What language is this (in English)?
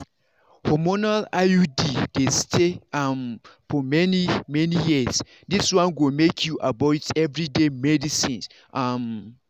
Nigerian Pidgin